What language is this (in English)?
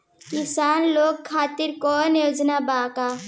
Bhojpuri